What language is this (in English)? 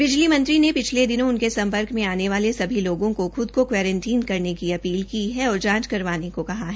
Hindi